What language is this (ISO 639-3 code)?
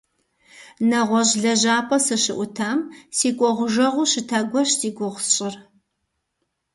kbd